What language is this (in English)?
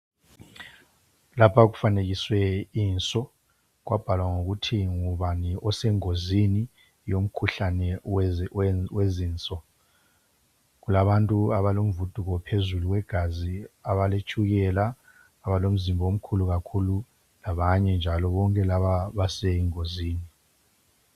North Ndebele